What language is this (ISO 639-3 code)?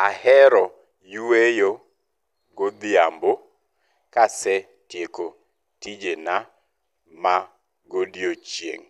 luo